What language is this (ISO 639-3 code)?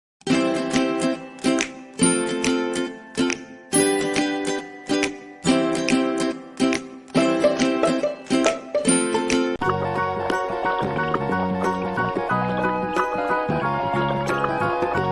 ind